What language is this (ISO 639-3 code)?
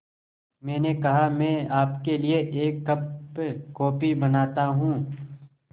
hin